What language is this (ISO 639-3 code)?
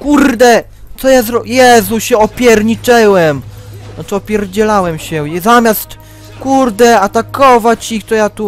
pol